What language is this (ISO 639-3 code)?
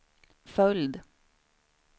swe